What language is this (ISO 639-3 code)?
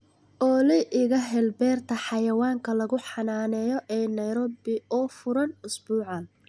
som